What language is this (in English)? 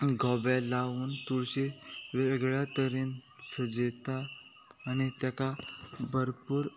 Konkani